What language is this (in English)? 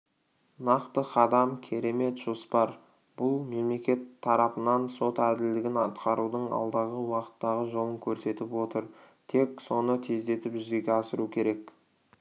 Kazakh